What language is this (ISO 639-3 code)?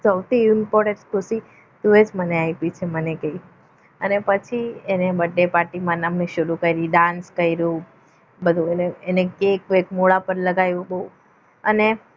guj